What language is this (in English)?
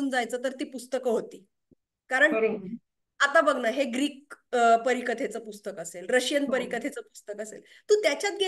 Marathi